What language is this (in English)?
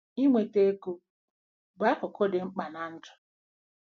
Igbo